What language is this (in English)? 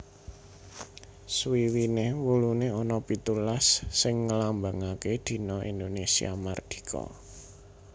Javanese